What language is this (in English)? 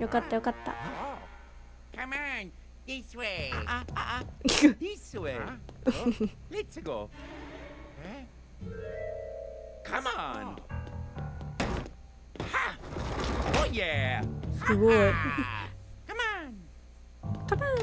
Japanese